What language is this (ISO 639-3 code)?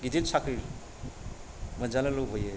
brx